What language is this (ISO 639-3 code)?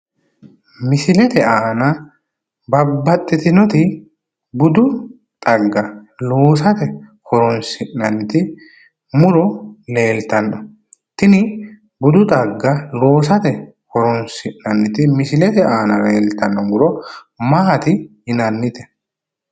sid